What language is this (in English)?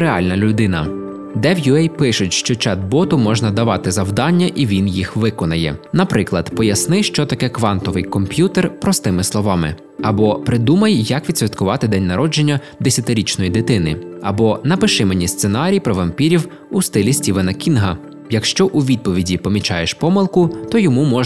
Ukrainian